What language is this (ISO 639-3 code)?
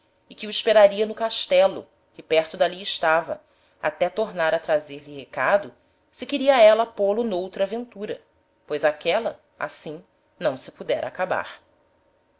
por